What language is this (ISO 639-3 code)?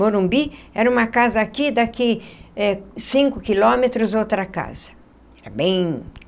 por